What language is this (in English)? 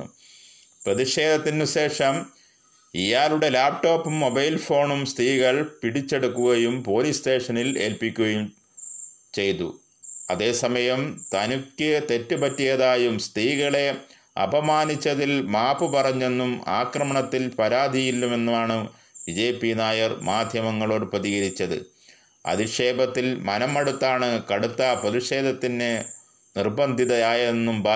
Malayalam